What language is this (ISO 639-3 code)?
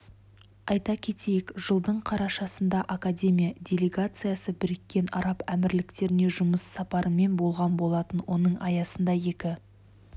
kaz